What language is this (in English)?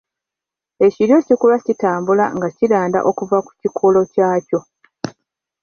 Ganda